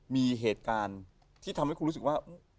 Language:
Thai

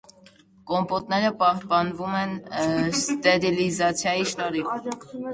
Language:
Armenian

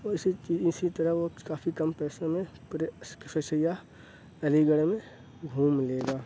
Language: Urdu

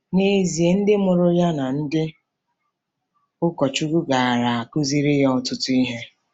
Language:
Igbo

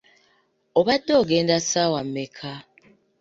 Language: Ganda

